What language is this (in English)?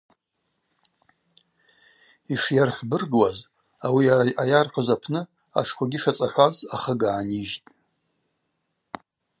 Abaza